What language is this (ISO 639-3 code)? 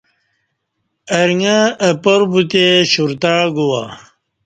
bsh